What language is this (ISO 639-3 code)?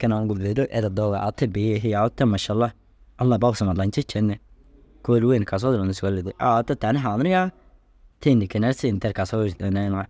dzg